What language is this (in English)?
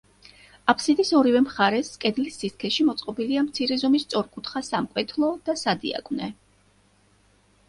Georgian